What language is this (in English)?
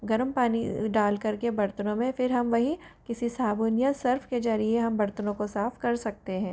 Hindi